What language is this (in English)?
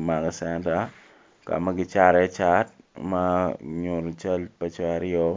Acoli